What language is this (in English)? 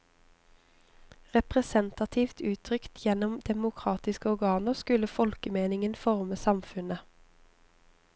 Norwegian